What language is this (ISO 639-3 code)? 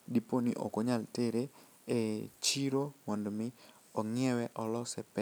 luo